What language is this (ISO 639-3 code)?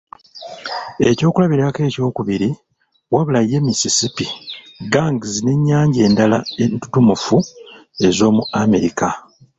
lug